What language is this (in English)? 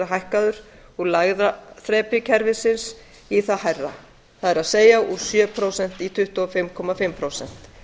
Icelandic